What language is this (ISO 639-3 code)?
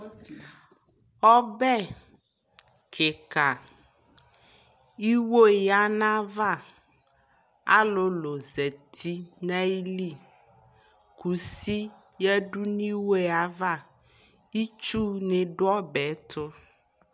kpo